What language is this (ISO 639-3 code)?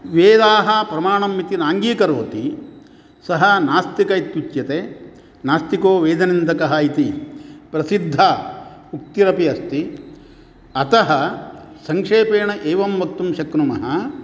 san